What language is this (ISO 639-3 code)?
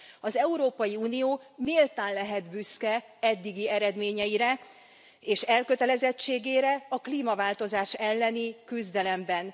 hun